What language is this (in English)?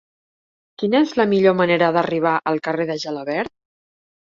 Catalan